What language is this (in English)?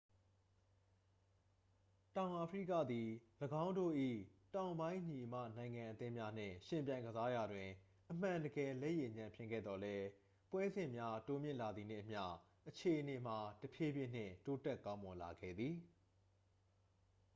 Burmese